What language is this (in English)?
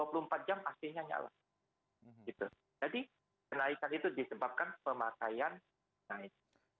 Indonesian